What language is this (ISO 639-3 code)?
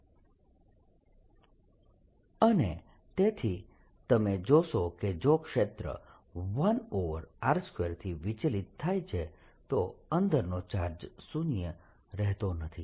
guj